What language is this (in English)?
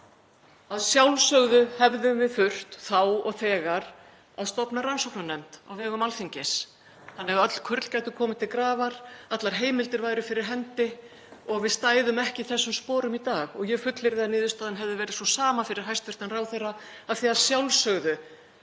Icelandic